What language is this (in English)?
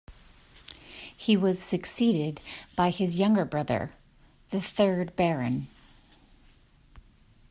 English